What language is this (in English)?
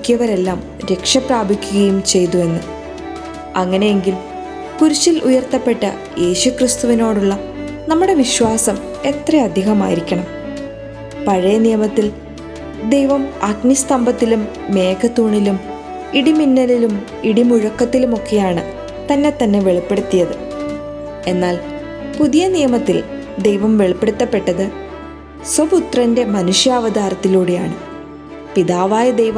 Malayalam